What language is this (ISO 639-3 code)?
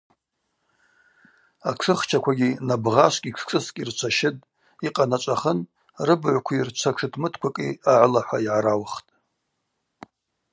abq